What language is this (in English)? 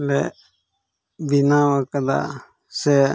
Santali